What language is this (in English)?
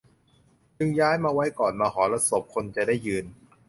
Thai